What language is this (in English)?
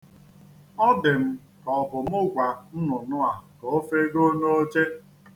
Igbo